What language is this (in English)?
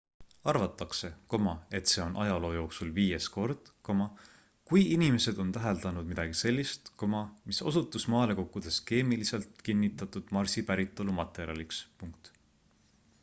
Estonian